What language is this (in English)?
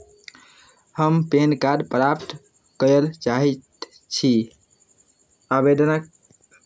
Maithili